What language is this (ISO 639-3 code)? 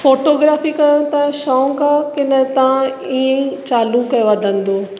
snd